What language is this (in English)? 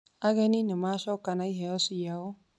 Kikuyu